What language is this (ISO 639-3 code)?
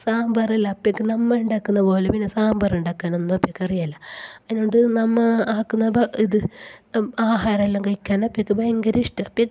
mal